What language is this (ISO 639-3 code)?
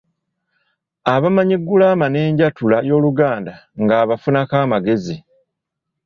lug